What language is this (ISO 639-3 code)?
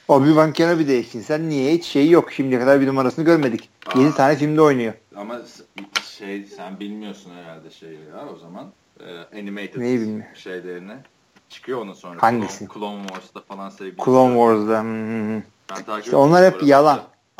tur